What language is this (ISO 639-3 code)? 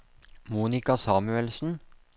nor